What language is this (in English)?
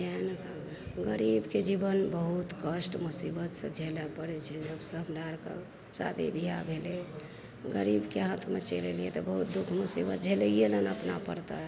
Maithili